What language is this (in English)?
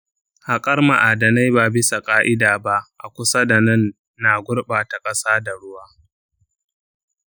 Hausa